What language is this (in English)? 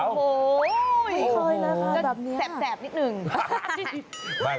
Thai